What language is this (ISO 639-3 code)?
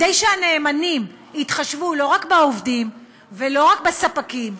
heb